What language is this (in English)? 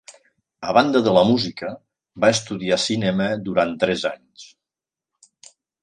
Catalan